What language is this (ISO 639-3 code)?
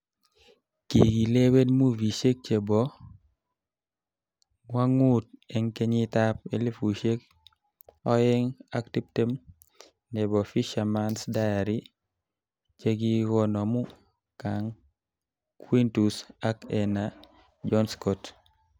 kln